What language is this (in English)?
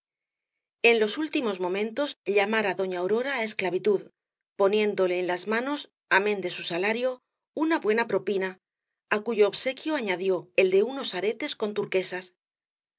Spanish